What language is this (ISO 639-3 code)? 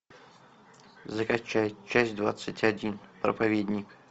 rus